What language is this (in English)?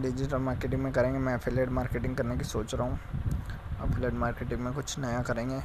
Hindi